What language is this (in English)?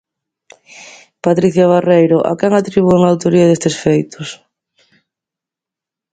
Galician